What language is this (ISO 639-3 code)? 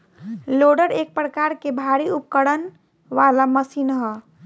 bho